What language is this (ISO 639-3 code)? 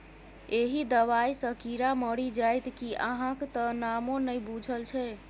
mai